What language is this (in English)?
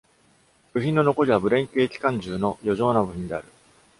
Japanese